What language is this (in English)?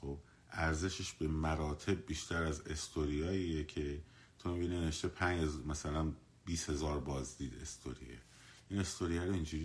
Persian